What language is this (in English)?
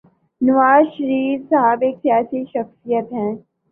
Urdu